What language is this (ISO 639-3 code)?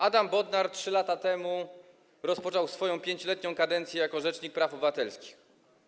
pol